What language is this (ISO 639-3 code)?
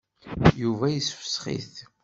kab